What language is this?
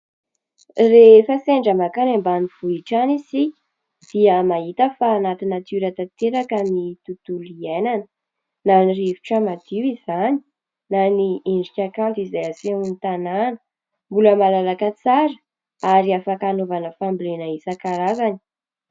Malagasy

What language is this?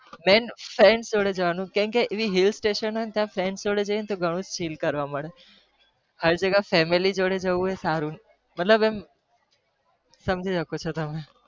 Gujarati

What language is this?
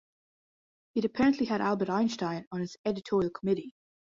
English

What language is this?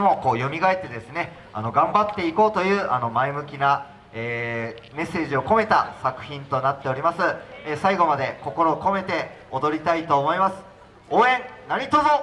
Japanese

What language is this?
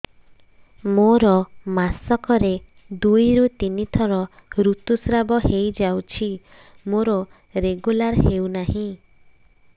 Odia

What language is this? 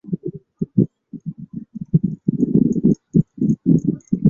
Chinese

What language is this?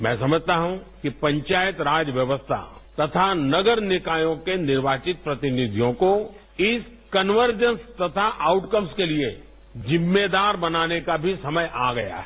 Hindi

